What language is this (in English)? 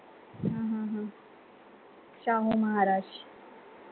Marathi